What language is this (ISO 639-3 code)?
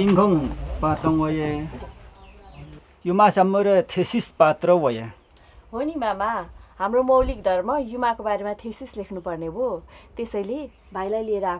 hin